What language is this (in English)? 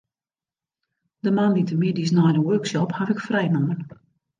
Western Frisian